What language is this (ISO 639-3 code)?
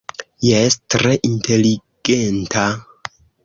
epo